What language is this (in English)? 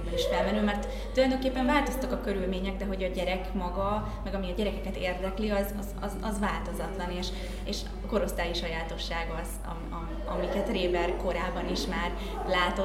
Hungarian